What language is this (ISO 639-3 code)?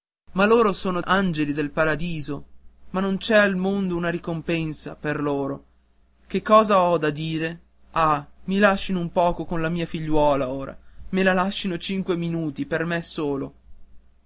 ita